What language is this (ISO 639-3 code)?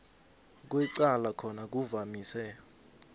nbl